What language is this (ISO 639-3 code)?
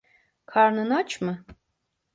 tur